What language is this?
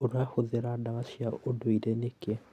Kikuyu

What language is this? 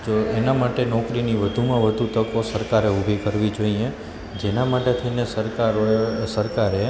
Gujarati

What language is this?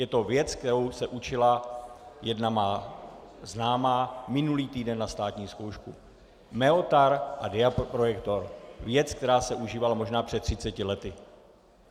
Czech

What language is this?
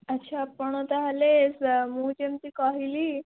Odia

